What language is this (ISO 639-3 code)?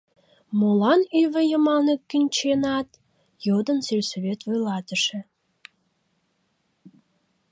chm